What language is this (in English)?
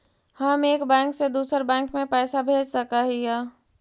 Magahi